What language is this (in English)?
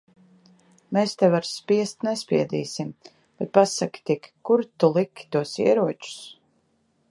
Latvian